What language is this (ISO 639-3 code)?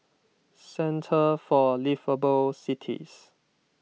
eng